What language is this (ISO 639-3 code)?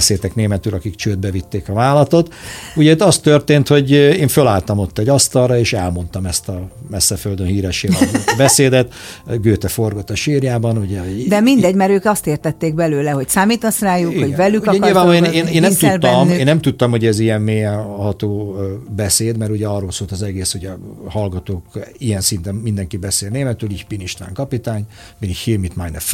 hun